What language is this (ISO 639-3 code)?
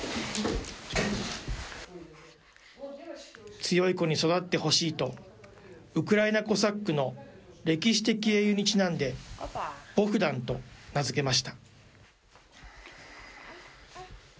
jpn